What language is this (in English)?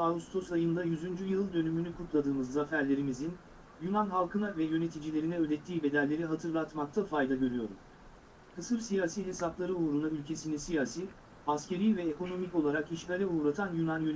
Turkish